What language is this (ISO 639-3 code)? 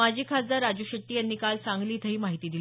mar